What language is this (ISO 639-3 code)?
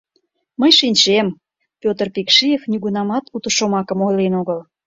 chm